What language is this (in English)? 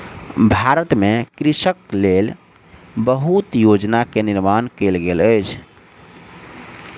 Maithili